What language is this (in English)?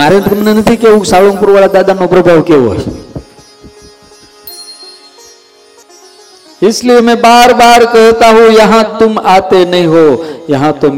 Gujarati